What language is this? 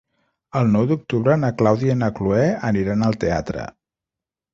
Catalan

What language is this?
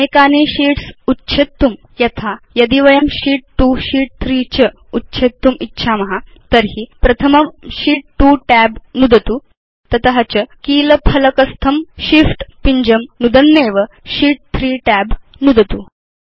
Sanskrit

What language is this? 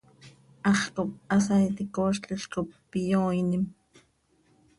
Seri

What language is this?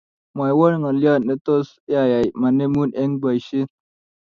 Kalenjin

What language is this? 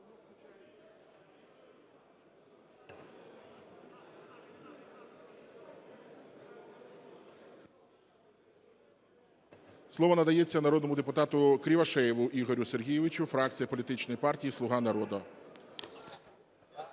Ukrainian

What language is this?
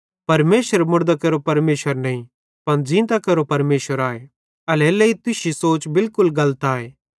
Bhadrawahi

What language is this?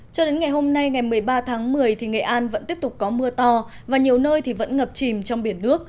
Vietnamese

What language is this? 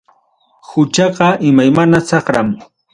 Ayacucho Quechua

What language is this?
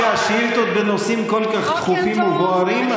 Hebrew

